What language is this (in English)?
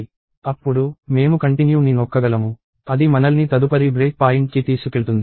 Telugu